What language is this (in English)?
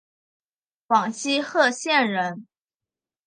Chinese